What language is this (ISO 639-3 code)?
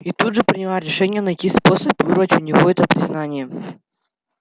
rus